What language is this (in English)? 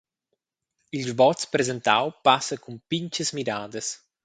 Romansh